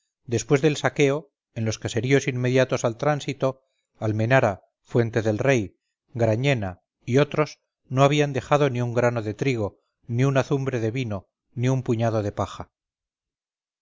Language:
Spanish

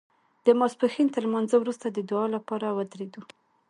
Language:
Pashto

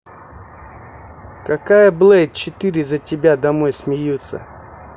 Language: Russian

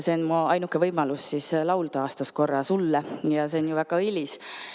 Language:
Estonian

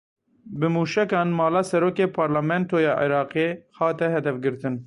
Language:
Kurdish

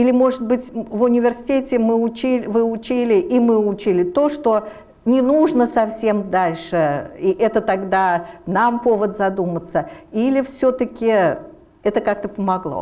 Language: Russian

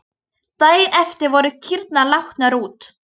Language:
Icelandic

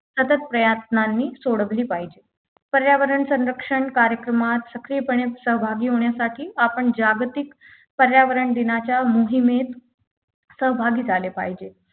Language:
Marathi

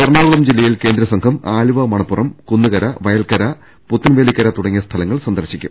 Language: Malayalam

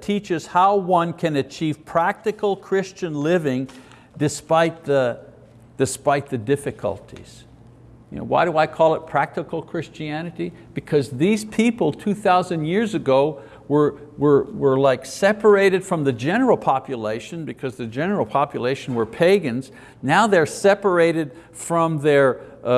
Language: English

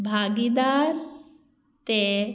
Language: Konkani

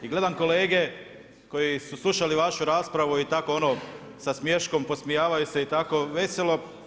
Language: Croatian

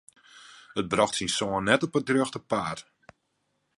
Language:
Western Frisian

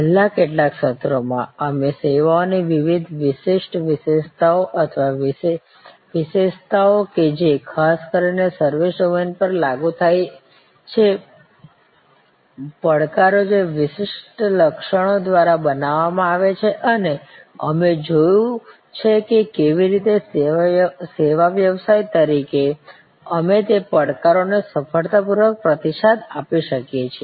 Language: Gujarati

